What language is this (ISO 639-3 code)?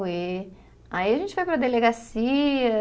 por